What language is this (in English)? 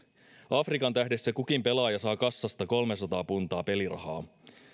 Finnish